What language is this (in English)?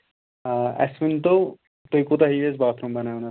Kashmiri